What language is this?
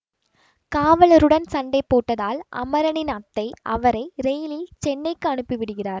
Tamil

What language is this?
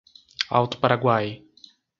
Portuguese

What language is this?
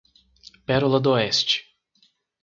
Portuguese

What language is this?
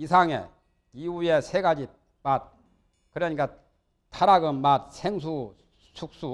Korean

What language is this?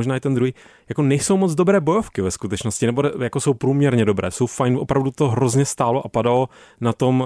Czech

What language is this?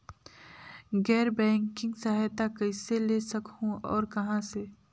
Chhattisgarhi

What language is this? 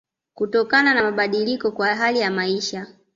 Swahili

